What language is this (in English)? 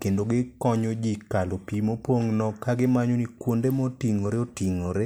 Luo (Kenya and Tanzania)